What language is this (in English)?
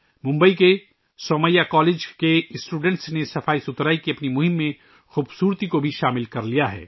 Urdu